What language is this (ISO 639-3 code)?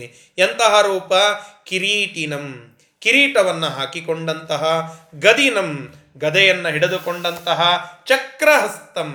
kan